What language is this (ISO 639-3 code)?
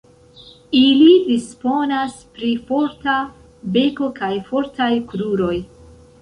epo